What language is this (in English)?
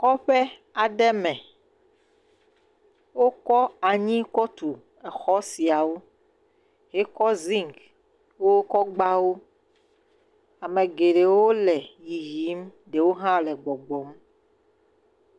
Ewe